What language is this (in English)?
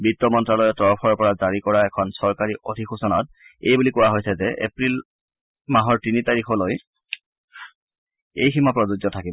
Assamese